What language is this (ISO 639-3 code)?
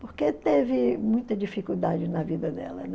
por